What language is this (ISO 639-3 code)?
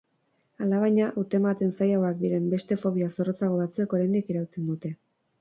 eus